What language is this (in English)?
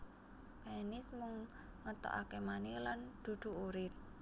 Javanese